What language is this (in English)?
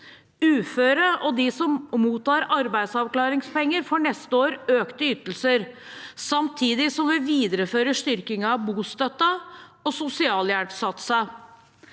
Norwegian